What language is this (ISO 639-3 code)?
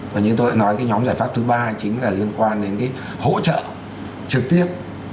vie